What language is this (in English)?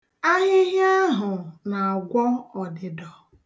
Igbo